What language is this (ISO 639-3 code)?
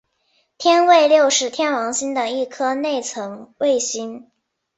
zho